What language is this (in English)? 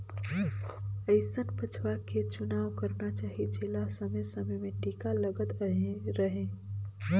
Chhattisgarhi